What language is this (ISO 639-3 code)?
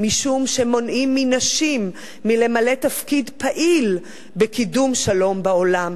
heb